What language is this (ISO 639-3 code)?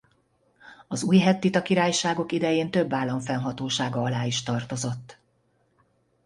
hun